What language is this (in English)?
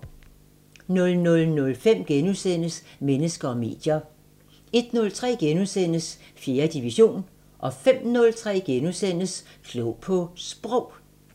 Danish